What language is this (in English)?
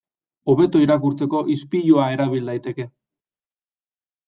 Basque